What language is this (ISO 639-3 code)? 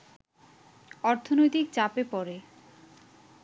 ben